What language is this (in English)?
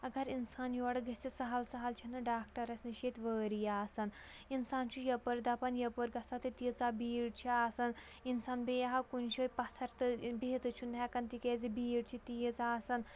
Kashmiri